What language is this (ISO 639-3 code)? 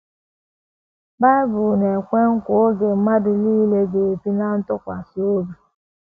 ibo